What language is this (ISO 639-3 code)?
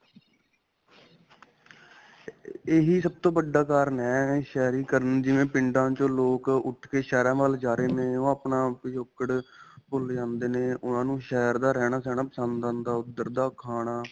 pan